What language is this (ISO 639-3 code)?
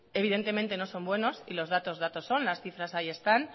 spa